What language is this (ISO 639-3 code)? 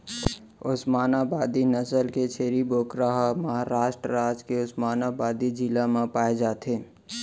hne